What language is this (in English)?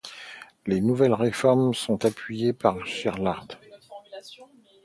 French